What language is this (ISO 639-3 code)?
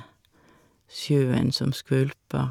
nor